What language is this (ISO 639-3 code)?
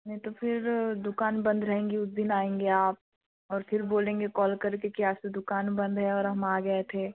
hin